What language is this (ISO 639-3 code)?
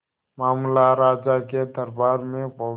hin